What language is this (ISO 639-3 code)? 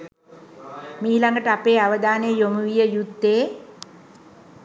sin